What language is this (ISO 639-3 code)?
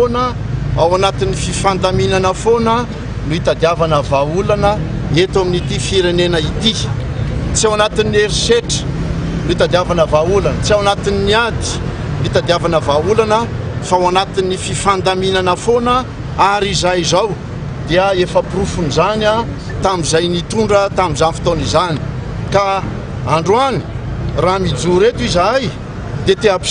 ron